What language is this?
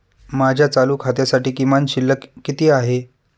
Marathi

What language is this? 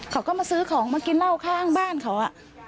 Thai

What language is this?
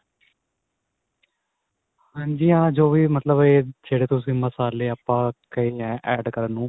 Punjabi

